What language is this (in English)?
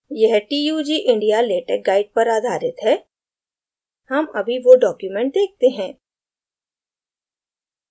Hindi